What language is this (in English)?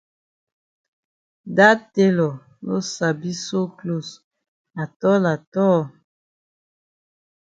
Cameroon Pidgin